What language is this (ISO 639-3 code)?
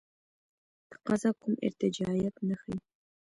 pus